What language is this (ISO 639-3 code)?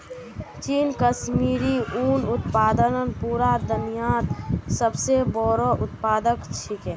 mag